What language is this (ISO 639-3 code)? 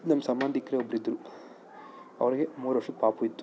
kan